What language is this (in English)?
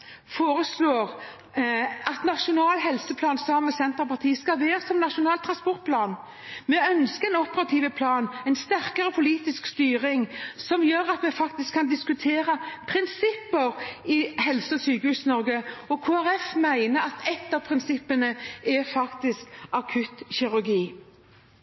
Norwegian Bokmål